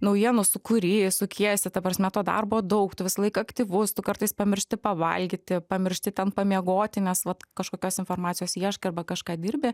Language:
Lithuanian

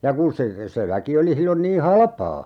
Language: Finnish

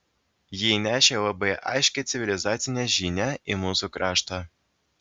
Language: Lithuanian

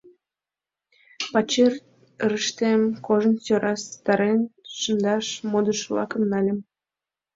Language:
Mari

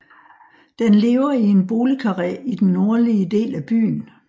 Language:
Danish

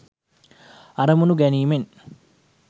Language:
Sinhala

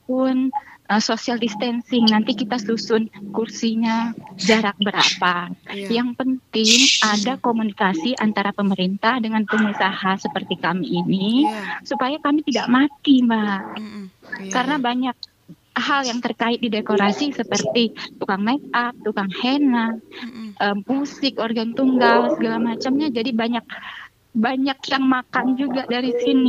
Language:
Indonesian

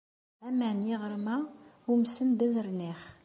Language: Kabyle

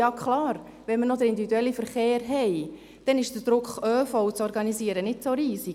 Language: Swiss German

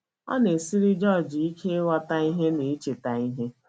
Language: Igbo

